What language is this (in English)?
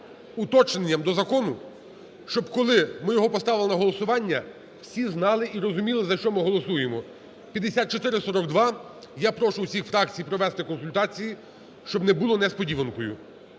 Ukrainian